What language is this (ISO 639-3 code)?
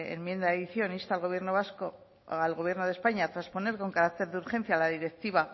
spa